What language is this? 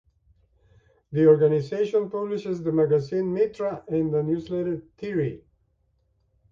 English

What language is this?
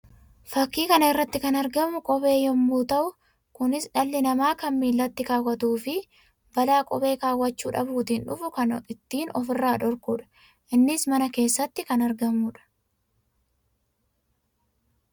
Oromo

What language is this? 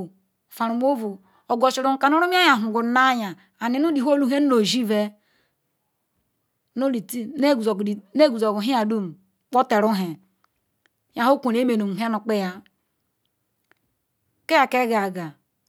Ikwere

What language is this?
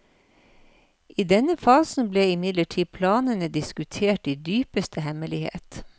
Norwegian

